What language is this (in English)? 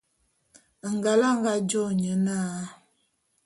Bulu